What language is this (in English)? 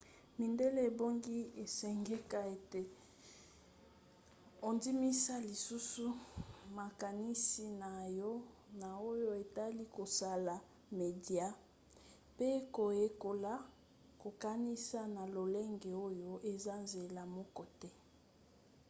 Lingala